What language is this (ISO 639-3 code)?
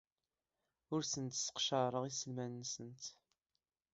kab